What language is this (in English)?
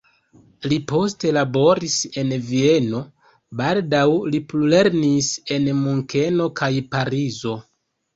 Esperanto